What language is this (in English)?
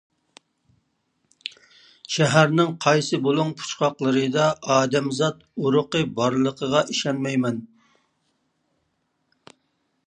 Uyghur